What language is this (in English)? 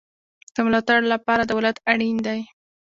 Pashto